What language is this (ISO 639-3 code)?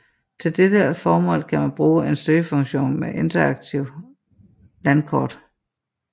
dan